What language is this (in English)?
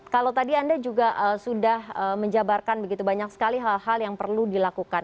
Indonesian